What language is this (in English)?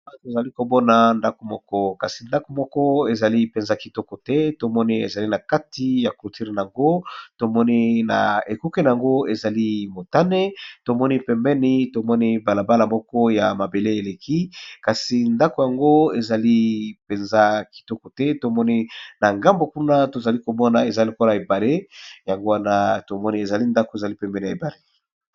Lingala